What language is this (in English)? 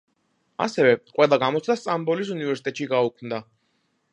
Georgian